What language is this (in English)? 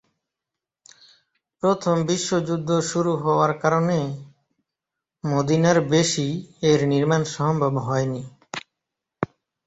Bangla